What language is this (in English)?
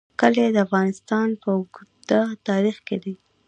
Pashto